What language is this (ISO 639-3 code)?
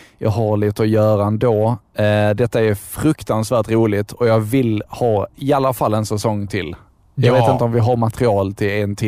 swe